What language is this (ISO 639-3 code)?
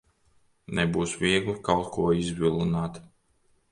lav